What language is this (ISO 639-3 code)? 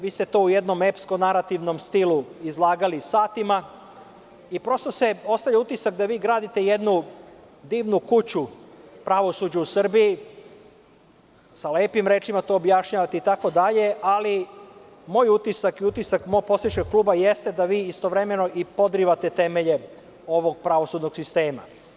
srp